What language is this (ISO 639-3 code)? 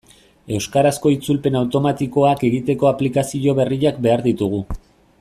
eus